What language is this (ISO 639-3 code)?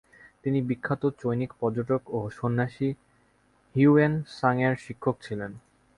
ben